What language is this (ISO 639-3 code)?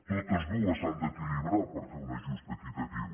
cat